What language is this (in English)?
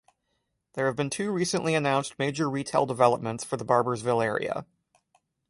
English